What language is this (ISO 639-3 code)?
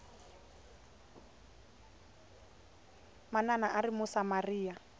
tso